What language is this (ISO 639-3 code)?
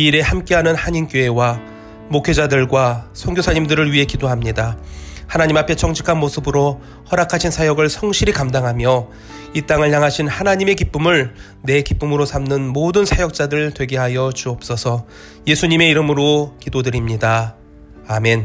kor